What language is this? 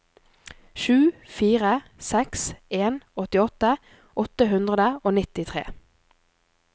Norwegian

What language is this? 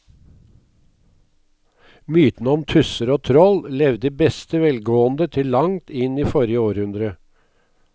Norwegian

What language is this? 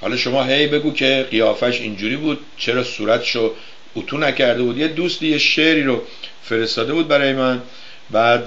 Persian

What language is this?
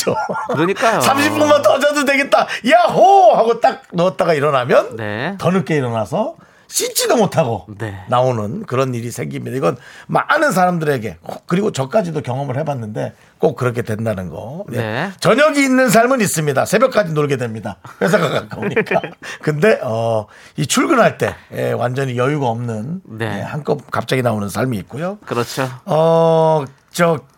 Korean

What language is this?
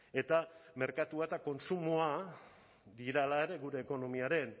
Basque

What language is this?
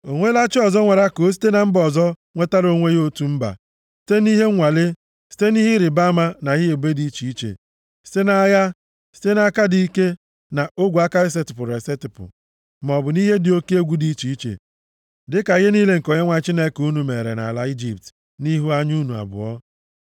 Igbo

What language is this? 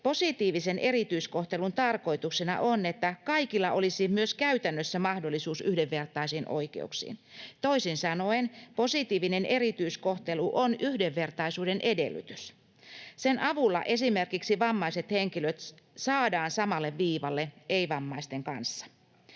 Finnish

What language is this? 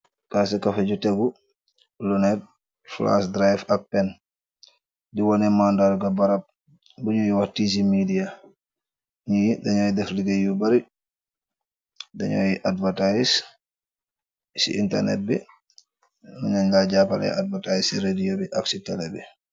Wolof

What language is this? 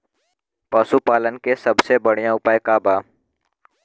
Bhojpuri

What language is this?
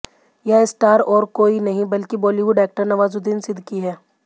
Hindi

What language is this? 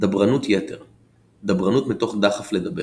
Hebrew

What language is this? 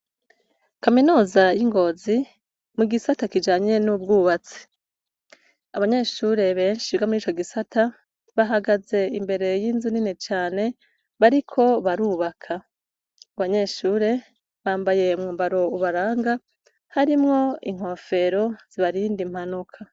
Rundi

